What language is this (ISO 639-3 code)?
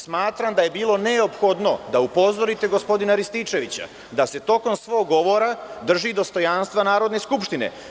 srp